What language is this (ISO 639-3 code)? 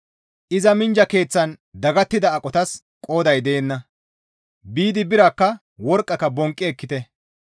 gmv